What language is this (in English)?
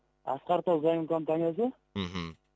Kazakh